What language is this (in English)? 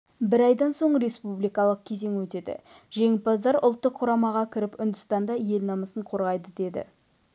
Kazakh